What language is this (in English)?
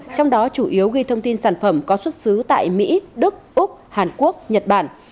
Vietnamese